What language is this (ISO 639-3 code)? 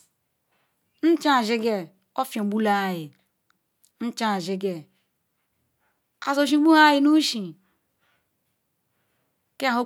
ikw